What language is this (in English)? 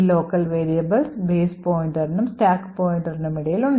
Malayalam